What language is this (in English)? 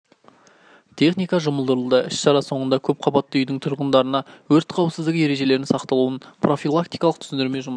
Kazakh